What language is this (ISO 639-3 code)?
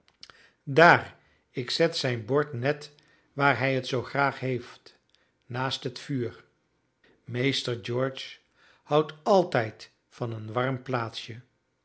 nld